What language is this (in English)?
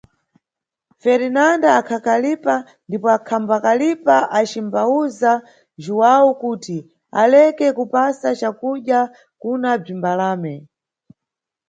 Nyungwe